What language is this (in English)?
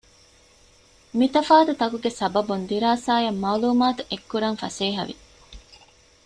Divehi